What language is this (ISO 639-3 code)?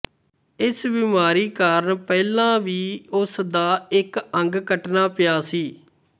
pan